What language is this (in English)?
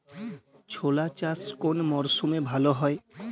Bangla